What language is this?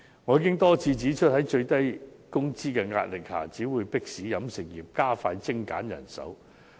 Cantonese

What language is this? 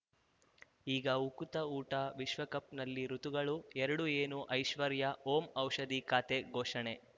Kannada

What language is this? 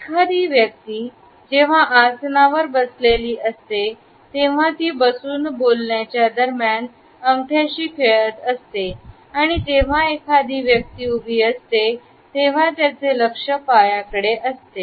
Marathi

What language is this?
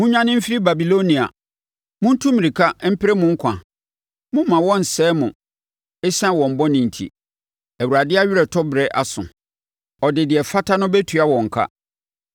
Akan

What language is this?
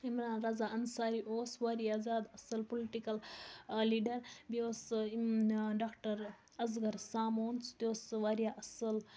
Kashmiri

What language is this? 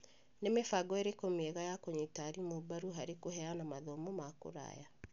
Kikuyu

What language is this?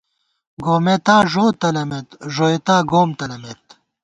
Gawar-Bati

